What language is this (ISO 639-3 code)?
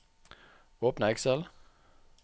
nor